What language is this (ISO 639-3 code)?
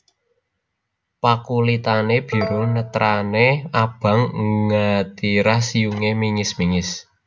jav